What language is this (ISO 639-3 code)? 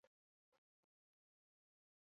eus